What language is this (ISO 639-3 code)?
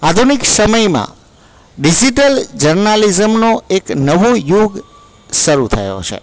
guj